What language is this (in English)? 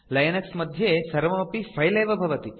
Sanskrit